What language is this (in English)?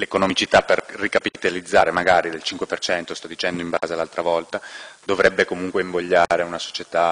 Italian